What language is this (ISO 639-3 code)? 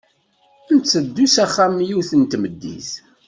kab